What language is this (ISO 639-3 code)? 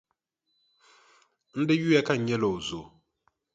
dag